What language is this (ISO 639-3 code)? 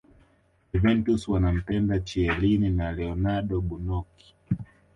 swa